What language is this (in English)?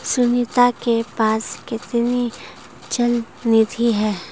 Hindi